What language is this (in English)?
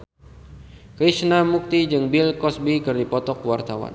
Sundanese